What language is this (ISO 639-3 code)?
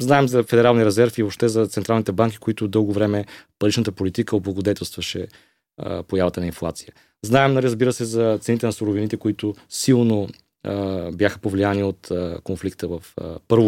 bul